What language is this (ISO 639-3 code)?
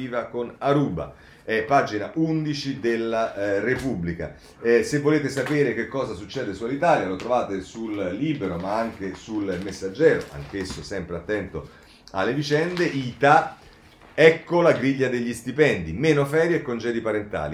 ita